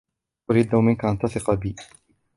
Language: Arabic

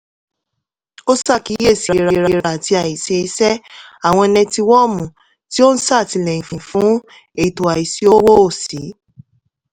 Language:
Yoruba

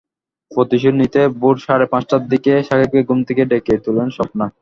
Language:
Bangla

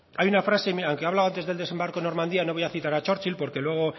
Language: Spanish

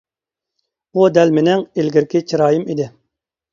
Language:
Uyghur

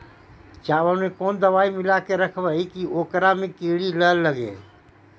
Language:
Magahi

